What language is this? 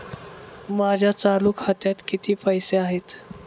Marathi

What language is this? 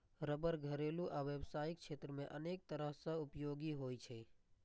Maithili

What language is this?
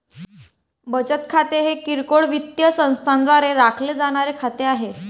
Marathi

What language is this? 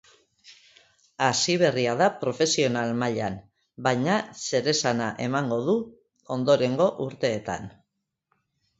Basque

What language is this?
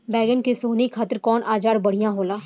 Bhojpuri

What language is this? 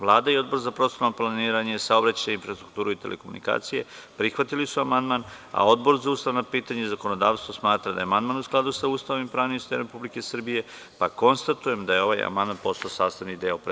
Serbian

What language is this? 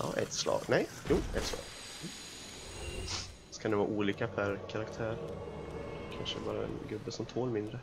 Swedish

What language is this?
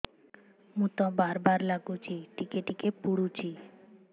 Odia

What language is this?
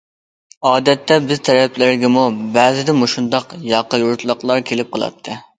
Uyghur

